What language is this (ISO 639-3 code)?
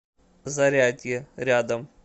rus